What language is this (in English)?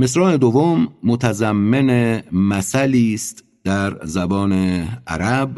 Persian